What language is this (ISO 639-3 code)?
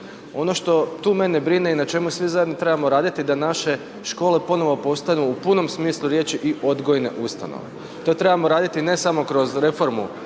hrv